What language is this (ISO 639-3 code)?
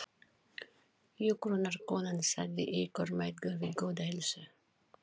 isl